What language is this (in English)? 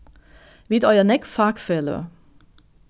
Faroese